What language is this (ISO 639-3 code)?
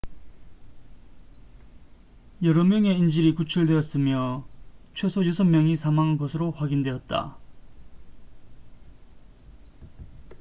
kor